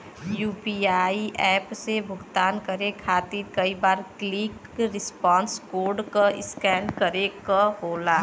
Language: Bhojpuri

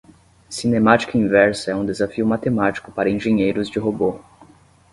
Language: Portuguese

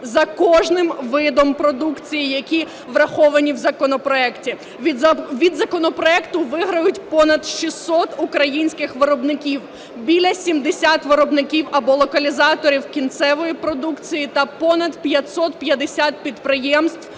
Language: Ukrainian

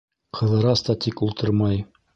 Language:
Bashkir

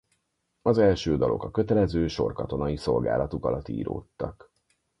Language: Hungarian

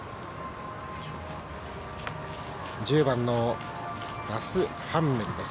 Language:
Japanese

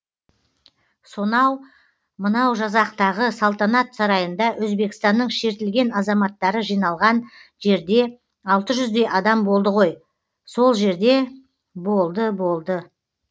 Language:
Kazakh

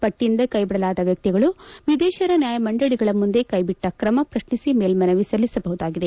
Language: Kannada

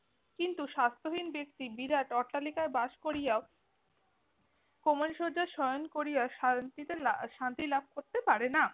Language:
Bangla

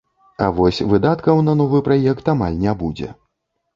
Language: Belarusian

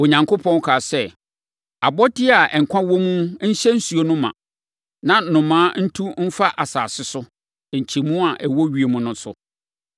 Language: Akan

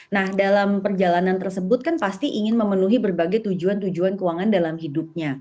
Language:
Indonesian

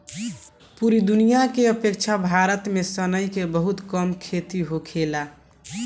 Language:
Bhojpuri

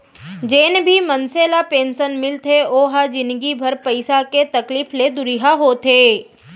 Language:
Chhattisgarhi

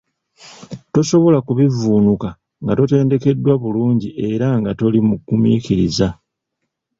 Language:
Ganda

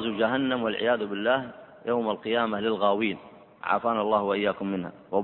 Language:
Arabic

